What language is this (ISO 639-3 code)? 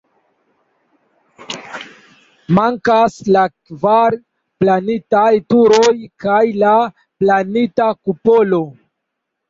epo